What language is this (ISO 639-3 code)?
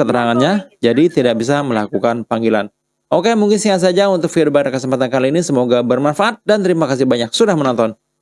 ind